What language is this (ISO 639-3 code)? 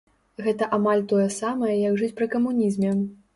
bel